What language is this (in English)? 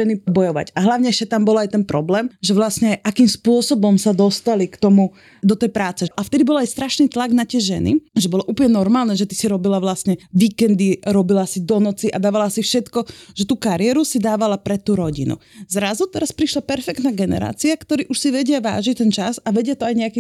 Slovak